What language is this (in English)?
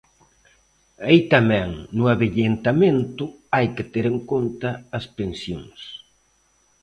Galician